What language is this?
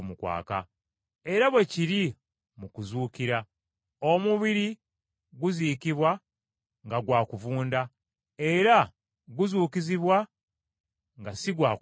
Ganda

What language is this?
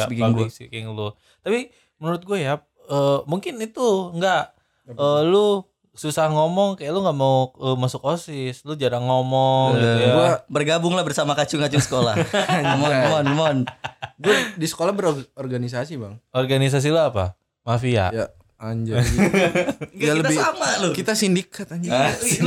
Indonesian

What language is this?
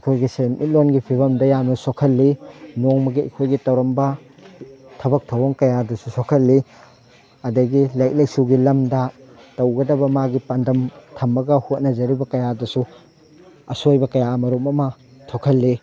Manipuri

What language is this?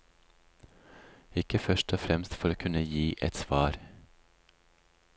Norwegian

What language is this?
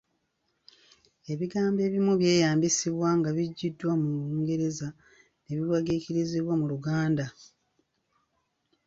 Ganda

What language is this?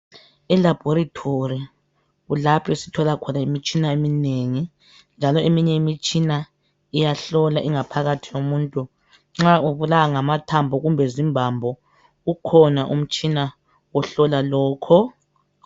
North Ndebele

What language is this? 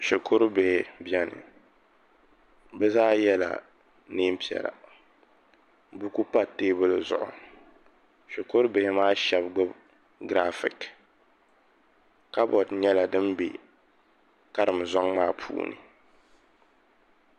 Dagbani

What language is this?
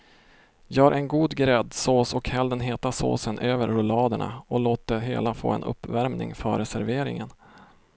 Swedish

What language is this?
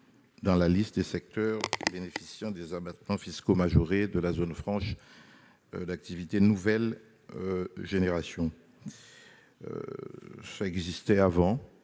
French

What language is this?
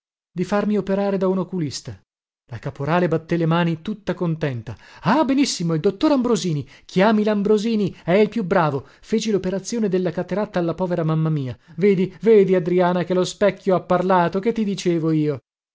Italian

